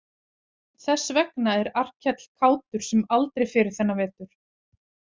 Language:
Icelandic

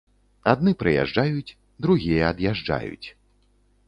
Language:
Belarusian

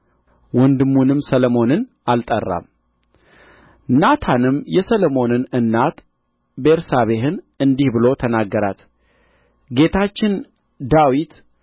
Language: Amharic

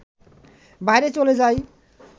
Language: Bangla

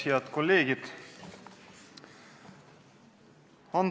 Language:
Estonian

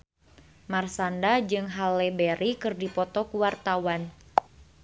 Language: Sundanese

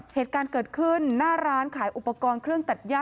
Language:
Thai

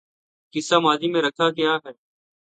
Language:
Urdu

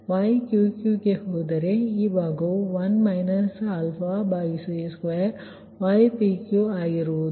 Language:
Kannada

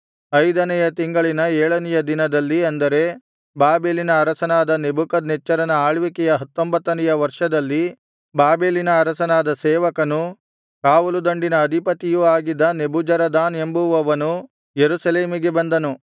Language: Kannada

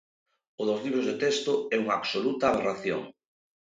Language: Galician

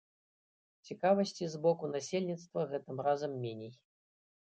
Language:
Belarusian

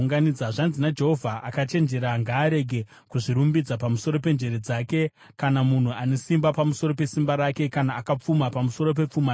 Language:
Shona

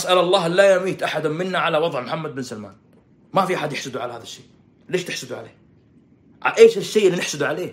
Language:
Arabic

